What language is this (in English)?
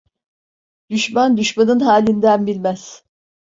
Turkish